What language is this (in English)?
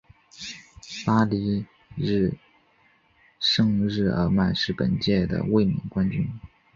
Chinese